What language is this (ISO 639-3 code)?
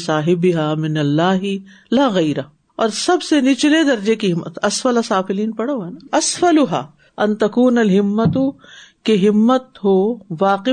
urd